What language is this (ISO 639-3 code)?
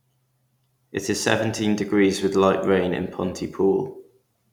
eng